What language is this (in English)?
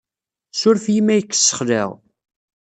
Kabyle